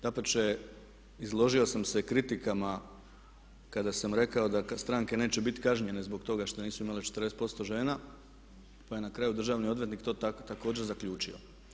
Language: Croatian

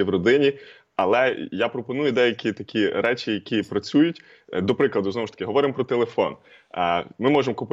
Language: Ukrainian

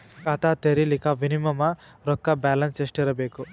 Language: Kannada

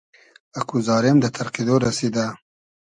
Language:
Hazaragi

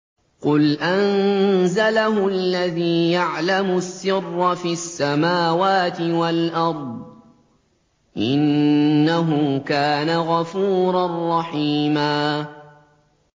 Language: Arabic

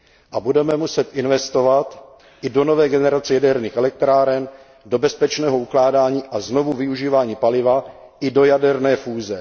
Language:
Czech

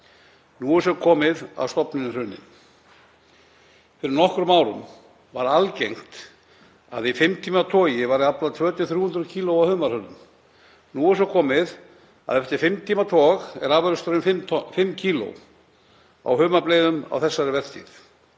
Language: Icelandic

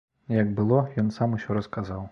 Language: Belarusian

